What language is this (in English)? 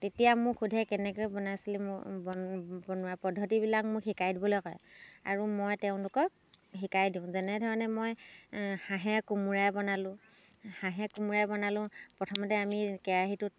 Assamese